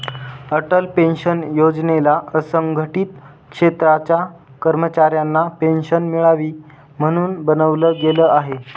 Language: Marathi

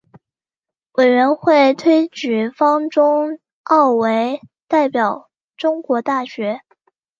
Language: Chinese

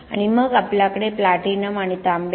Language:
Marathi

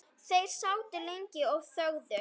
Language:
Icelandic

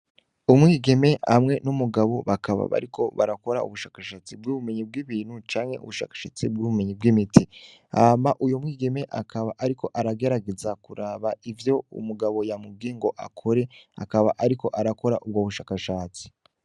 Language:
Rundi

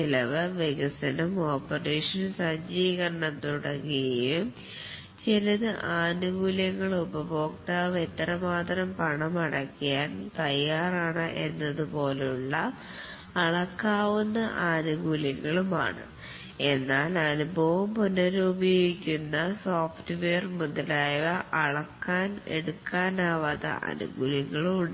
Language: Malayalam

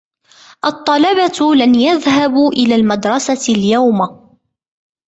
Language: Arabic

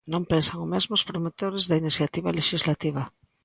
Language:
Galician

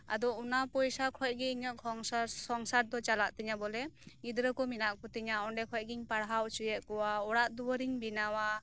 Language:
Santali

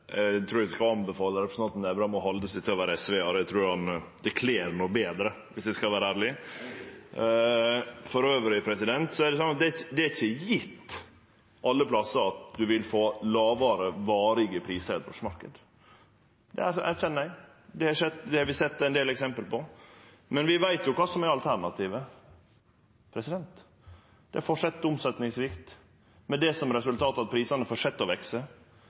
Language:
Norwegian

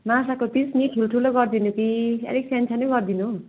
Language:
Nepali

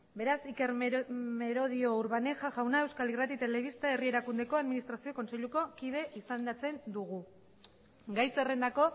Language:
Basque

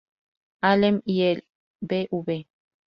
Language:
Spanish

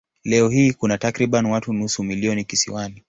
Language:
Swahili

